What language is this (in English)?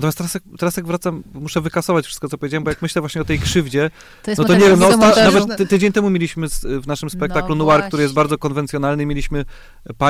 Polish